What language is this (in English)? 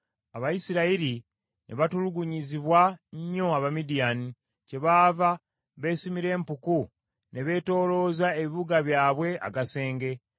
Ganda